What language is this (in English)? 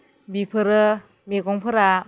Bodo